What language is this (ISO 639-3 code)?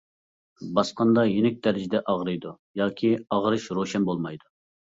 uig